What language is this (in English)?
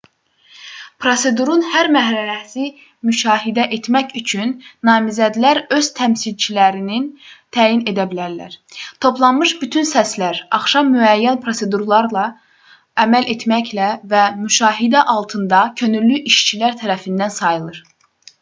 Azerbaijani